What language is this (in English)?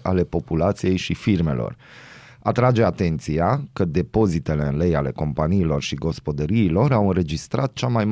Romanian